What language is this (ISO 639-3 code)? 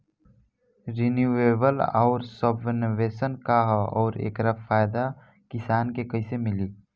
bho